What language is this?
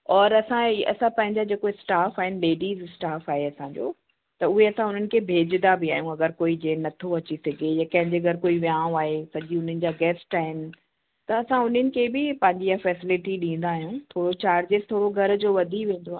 Sindhi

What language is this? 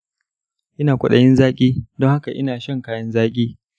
Hausa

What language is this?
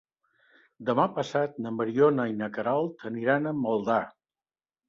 Catalan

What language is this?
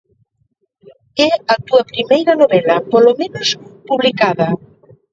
Galician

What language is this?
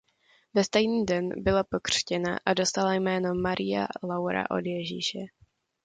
Czech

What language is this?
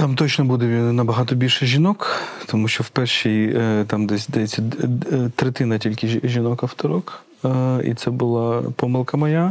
Ukrainian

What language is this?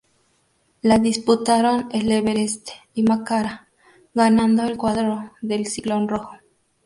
Spanish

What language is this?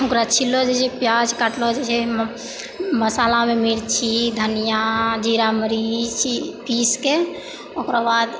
Maithili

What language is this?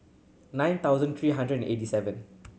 English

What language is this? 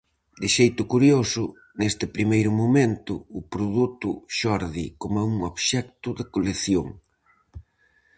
Galician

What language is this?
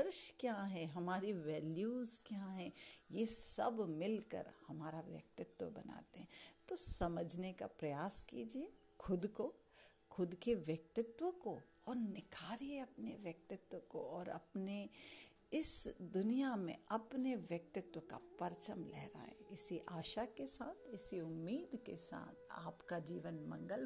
Hindi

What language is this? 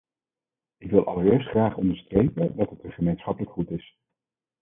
Dutch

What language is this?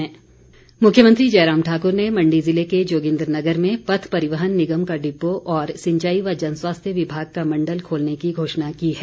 Hindi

